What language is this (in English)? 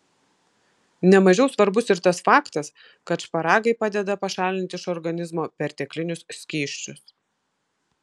Lithuanian